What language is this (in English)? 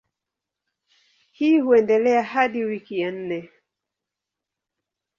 Swahili